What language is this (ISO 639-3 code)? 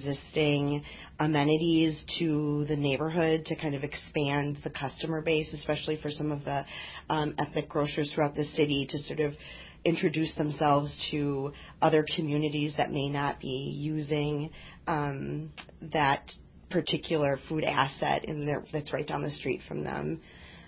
eng